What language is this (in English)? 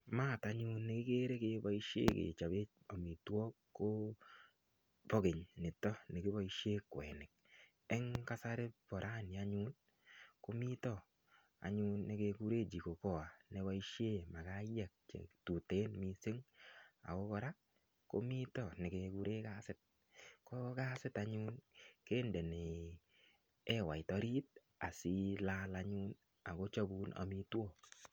Kalenjin